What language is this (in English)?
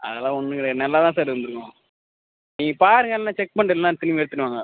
Tamil